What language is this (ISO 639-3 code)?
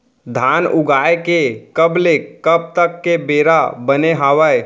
hne